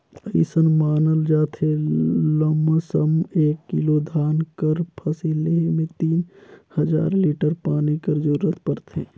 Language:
Chhattisgarhi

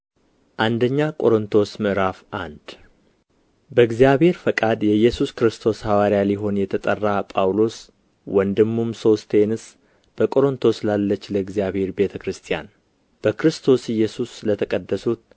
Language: Amharic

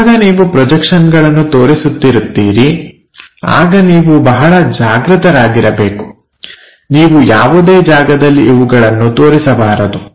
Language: Kannada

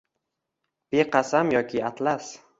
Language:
Uzbek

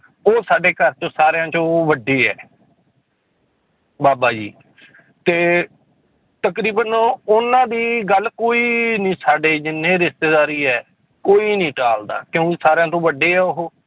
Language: Punjabi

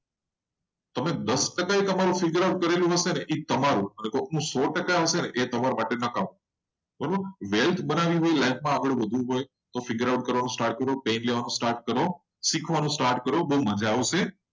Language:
Gujarati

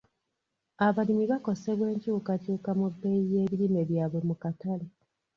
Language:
Ganda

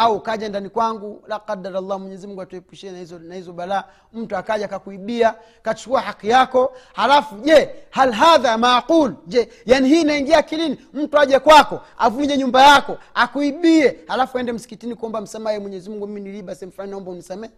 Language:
Swahili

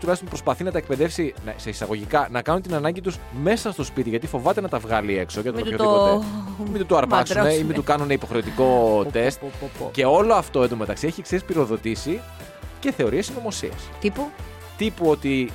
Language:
Greek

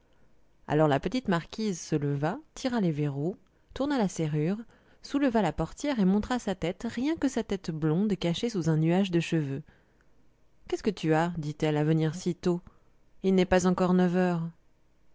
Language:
French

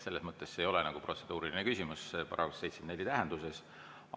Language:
Estonian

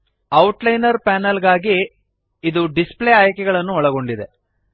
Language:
Kannada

